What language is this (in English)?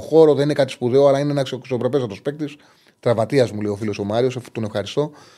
Greek